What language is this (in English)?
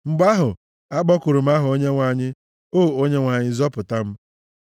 Igbo